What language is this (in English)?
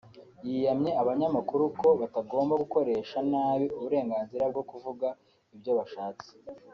Kinyarwanda